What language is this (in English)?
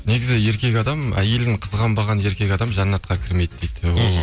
Kazakh